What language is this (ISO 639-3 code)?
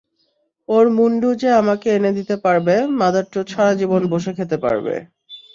ben